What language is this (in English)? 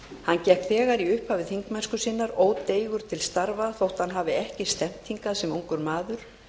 Icelandic